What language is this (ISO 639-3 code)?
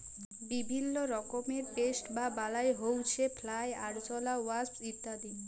ben